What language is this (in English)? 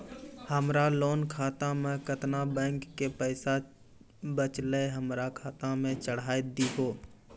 Maithili